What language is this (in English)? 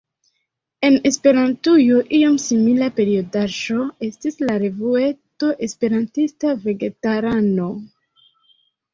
Esperanto